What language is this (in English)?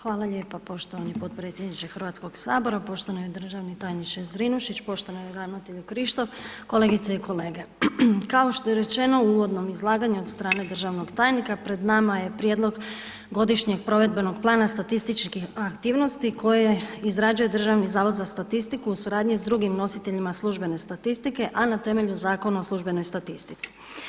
Croatian